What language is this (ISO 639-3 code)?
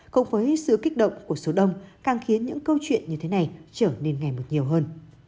vie